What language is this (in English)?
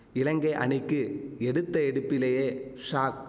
Tamil